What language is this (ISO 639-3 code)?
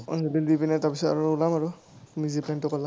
asm